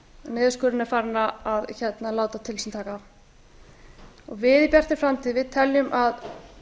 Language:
Icelandic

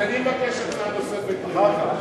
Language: Hebrew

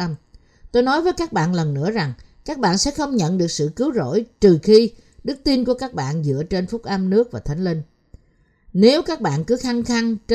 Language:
Vietnamese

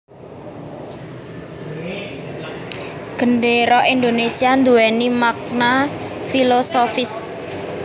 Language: Javanese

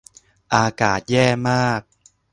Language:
Thai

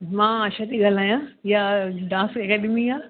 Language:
Sindhi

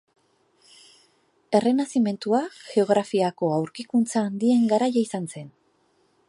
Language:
Basque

